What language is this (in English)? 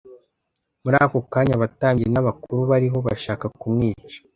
Kinyarwanda